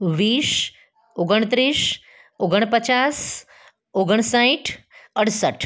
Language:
Gujarati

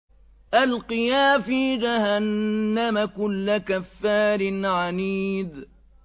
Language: Arabic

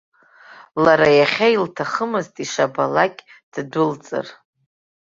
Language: Abkhazian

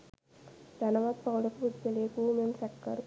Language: Sinhala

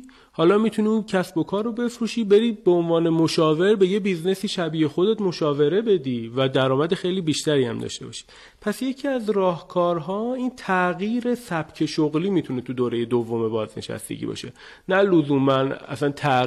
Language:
Persian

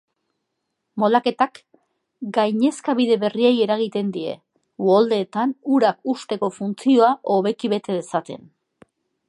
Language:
Basque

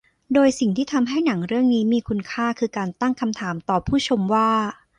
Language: Thai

